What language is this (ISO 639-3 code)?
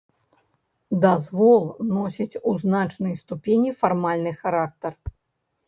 bel